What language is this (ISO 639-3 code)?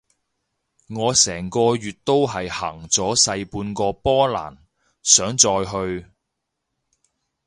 yue